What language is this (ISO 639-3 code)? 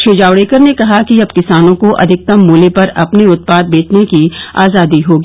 hin